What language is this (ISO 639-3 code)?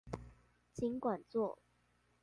zho